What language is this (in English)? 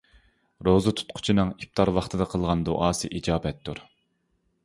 Uyghur